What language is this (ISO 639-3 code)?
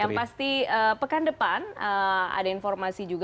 ind